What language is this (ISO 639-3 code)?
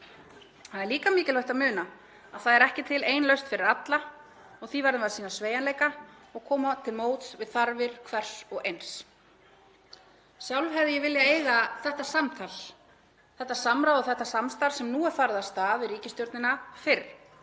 isl